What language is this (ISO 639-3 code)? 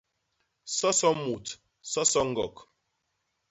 bas